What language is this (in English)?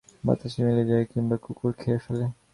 Bangla